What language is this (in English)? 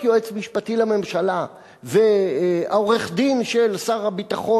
Hebrew